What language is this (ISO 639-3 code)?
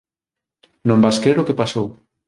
glg